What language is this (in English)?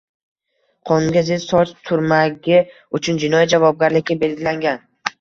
Uzbek